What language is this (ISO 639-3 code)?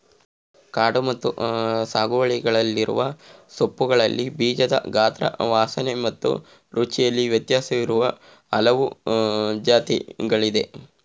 kan